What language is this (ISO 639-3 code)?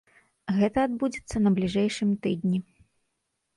bel